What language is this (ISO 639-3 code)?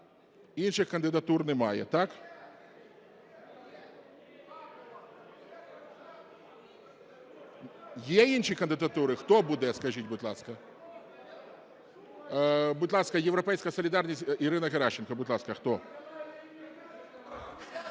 ukr